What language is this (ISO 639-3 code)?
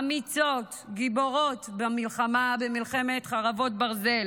heb